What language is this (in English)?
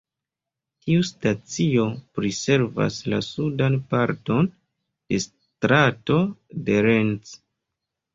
Esperanto